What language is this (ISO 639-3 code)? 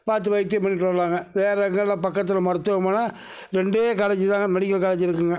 tam